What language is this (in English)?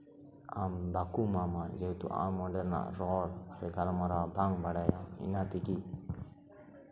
Santali